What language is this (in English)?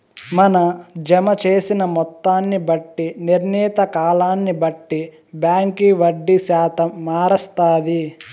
Telugu